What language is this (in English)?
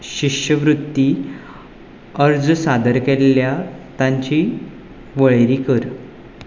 Konkani